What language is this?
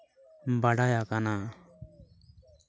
Santali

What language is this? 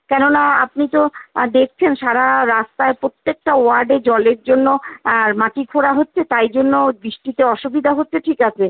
Bangla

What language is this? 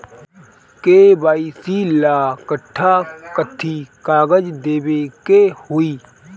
Bhojpuri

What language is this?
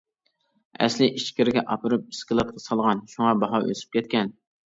Uyghur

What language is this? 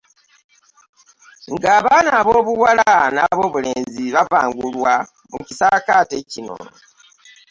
Ganda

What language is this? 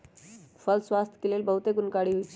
Magahi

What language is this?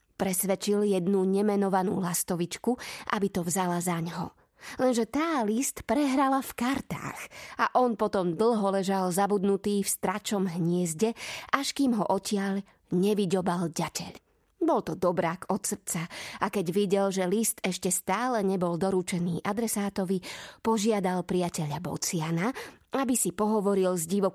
Slovak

